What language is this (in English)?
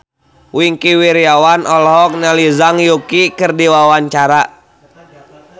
Sundanese